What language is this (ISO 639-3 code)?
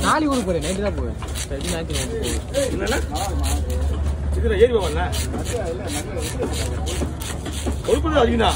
ara